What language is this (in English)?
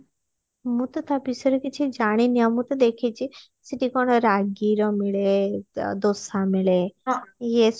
Odia